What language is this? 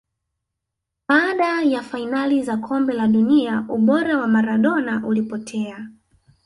Swahili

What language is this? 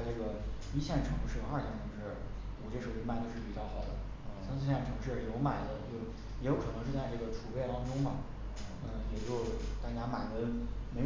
Chinese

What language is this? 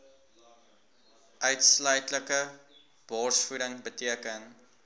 Afrikaans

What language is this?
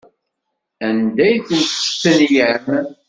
Kabyle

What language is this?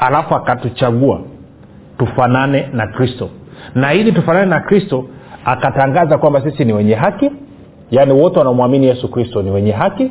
Swahili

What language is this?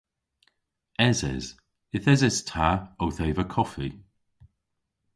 Cornish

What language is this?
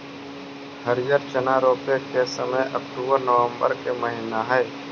Magahi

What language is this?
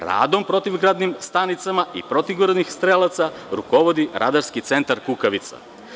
Serbian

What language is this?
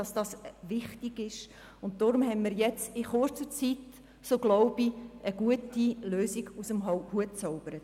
Swiss German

